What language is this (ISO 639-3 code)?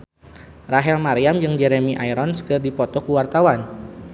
sun